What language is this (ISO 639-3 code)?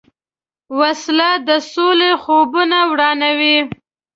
pus